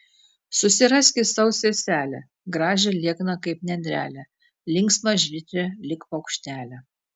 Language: Lithuanian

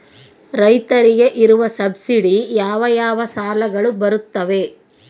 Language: Kannada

